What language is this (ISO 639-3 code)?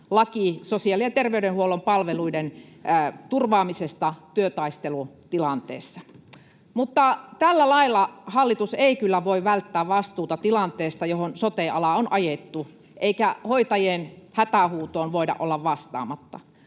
fin